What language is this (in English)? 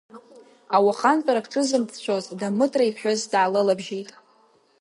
Abkhazian